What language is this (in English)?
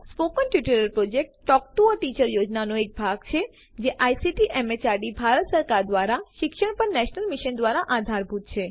Gujarati